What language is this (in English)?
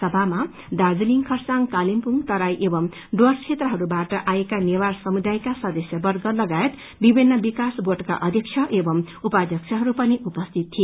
Nepali